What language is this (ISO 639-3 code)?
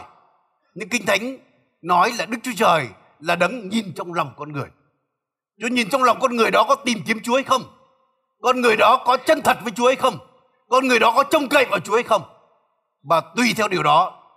vie